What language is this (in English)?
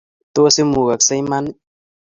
Kalenjin